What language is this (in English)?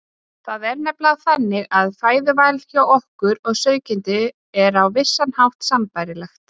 Icelandic